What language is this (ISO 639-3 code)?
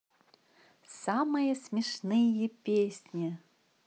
rus